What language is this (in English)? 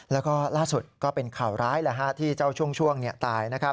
Thai